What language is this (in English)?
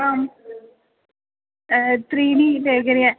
Sanskrit